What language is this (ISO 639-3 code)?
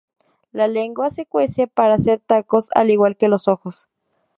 spa